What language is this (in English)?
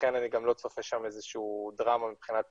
Hebrew